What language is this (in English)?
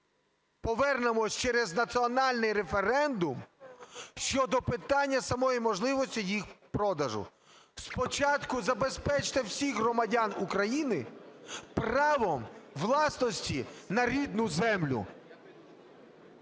Ukrainian